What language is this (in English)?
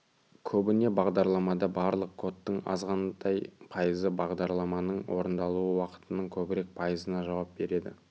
Kazakh